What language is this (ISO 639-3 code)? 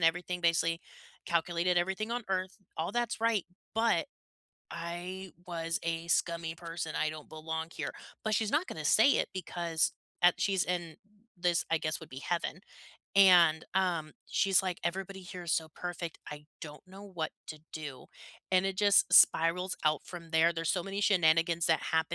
eng